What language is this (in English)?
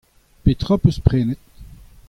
Breton